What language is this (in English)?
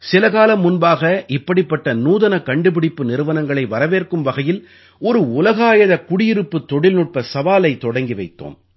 Tamil